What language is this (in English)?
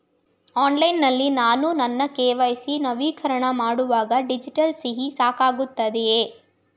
Kannada